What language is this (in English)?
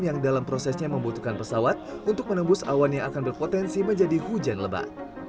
Indonesian